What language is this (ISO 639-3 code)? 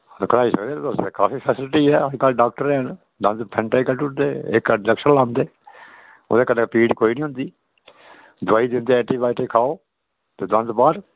doi